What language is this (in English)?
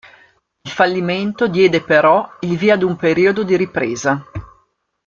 Italian